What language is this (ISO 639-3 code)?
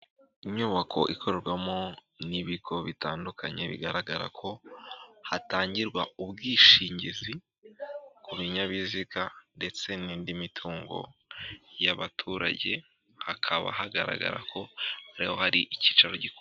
kin